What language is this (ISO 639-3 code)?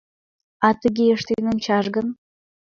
chm